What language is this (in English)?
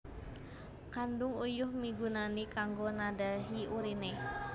Javanese